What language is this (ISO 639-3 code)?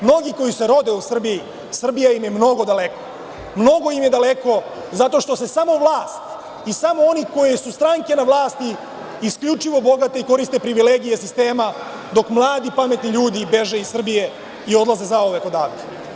srp